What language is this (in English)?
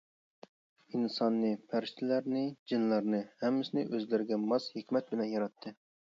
Uyghur